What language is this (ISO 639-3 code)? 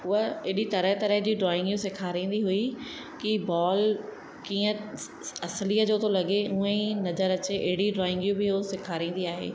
snd